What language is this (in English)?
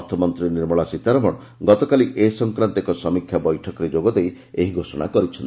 Odia